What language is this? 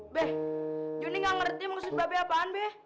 Indonesian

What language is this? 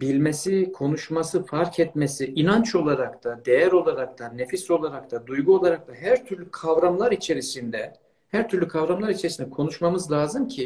Turkish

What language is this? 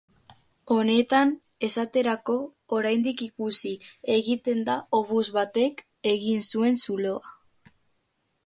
Basque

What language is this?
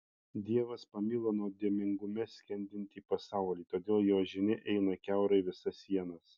Lithuanian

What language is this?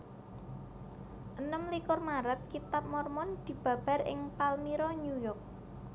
Javanese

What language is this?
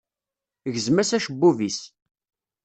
Kabyle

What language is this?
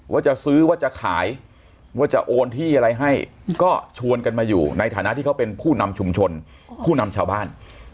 Thai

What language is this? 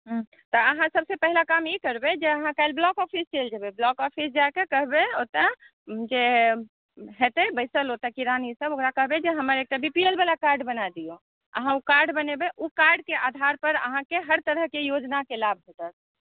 Maithili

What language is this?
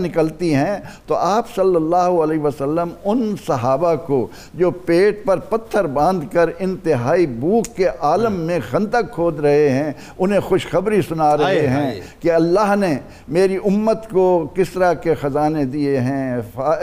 Urdu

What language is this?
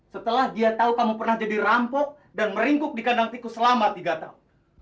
Indonesian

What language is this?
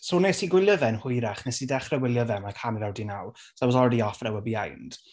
Welsh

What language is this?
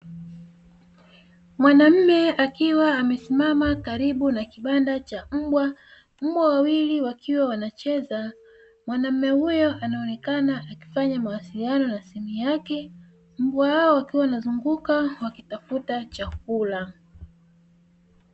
Swahili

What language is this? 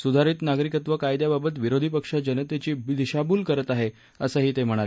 Marathi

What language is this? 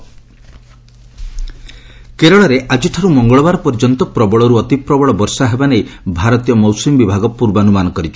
Odia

